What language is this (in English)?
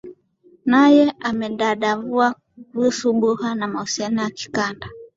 Swahili